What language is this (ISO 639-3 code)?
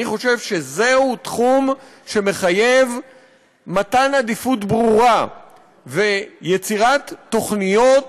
heb